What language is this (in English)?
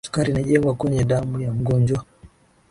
Swahili